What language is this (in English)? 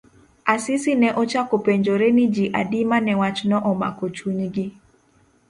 Luo (Kenya and Tanzania)